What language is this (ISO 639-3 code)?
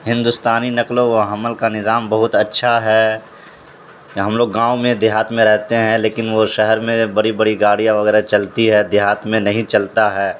urd